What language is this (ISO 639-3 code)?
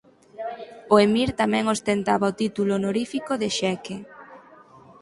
glg